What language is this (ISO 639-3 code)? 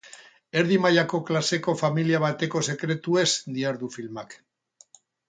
eus